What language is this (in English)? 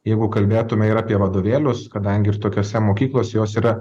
Lithuanian